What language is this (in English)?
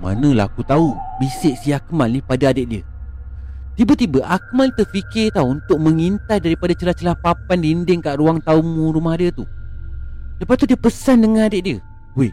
Malay